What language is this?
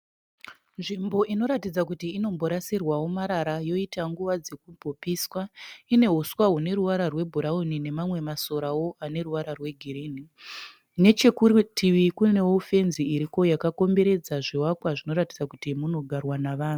Shona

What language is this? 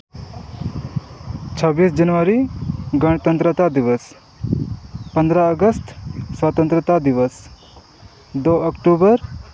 Santali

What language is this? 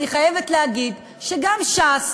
Hebrew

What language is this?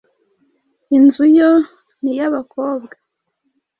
Kinyarwanda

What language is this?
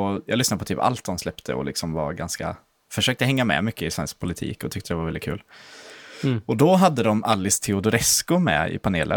Swedish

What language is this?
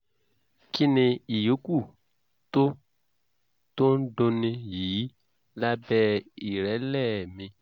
Yoruba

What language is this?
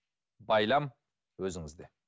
Kazakh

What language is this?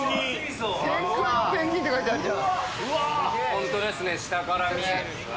Japanese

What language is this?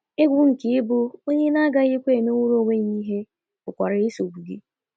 Igbo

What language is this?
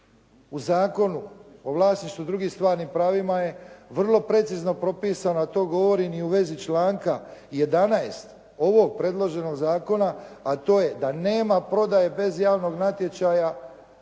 Croatian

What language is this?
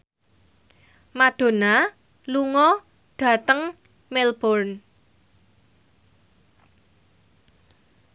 Javanese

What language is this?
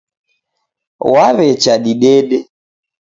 Taita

